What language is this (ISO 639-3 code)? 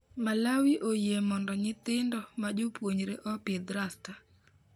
luo